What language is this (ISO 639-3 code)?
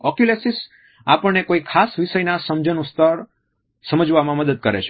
guj